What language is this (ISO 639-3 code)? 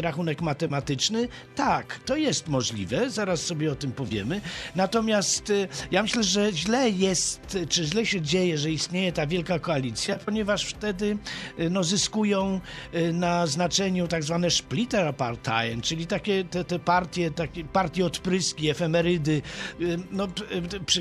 pol